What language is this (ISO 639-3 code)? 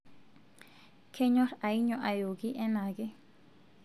mas